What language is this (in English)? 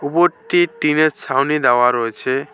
Bangla